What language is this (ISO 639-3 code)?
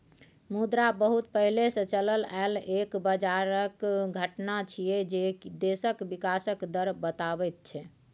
mai